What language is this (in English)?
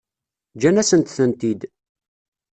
Kabyle